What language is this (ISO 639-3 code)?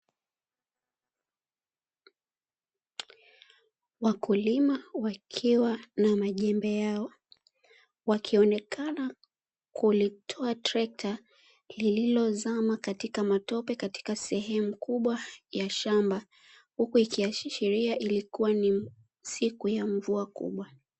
swa